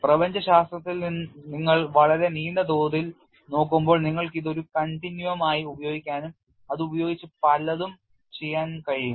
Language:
Malayalam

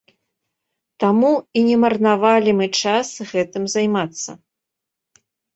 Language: Belarusian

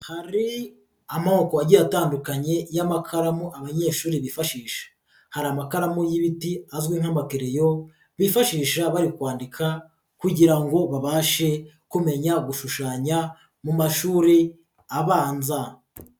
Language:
Kinyarwanda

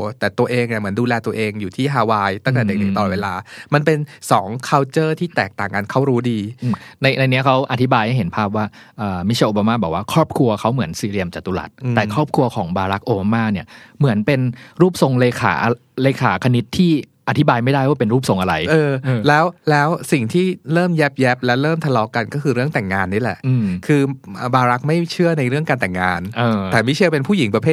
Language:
Thai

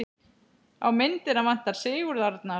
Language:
Icelandic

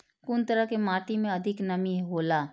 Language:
Maithili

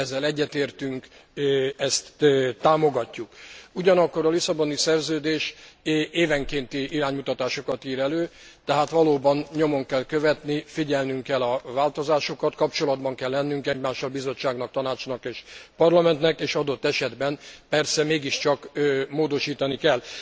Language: Hungarian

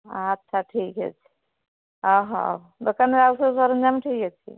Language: Odia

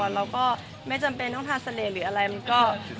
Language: Thai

